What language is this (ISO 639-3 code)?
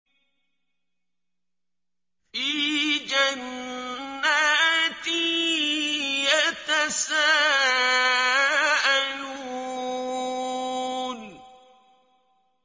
ara